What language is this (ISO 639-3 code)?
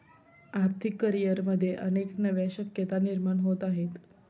mar